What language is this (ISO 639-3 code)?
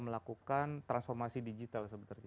ind